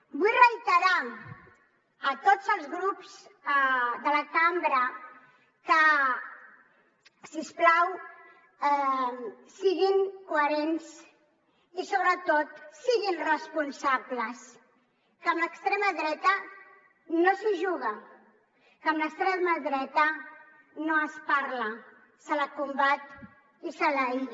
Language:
Catalan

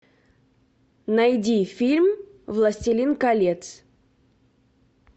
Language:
Russian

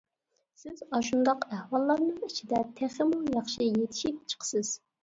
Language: Uyghur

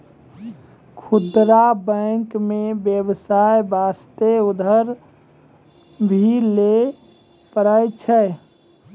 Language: Maithili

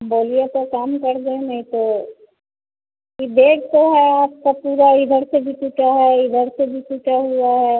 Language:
Hindi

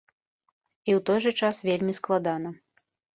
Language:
Belarusian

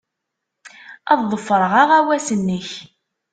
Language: Kabyle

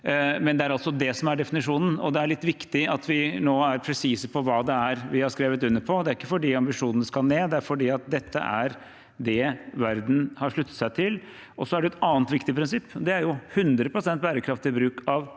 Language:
Norwegian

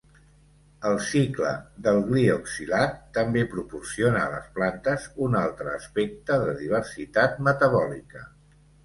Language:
Catalan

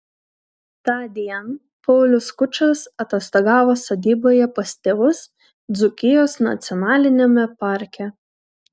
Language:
Lithuanian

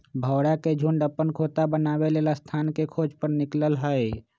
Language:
Magahi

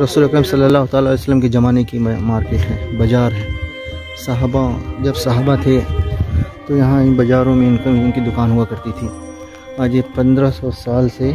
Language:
Hindi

